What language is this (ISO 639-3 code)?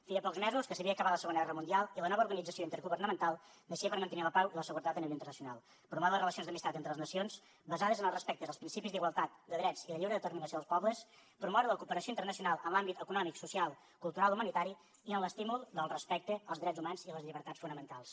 cat